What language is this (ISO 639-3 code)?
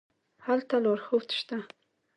pus